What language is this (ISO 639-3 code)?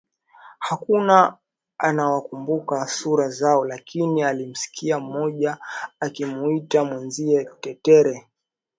swa